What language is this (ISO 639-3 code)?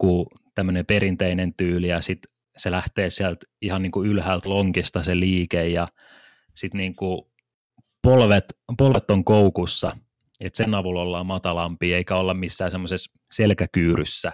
fin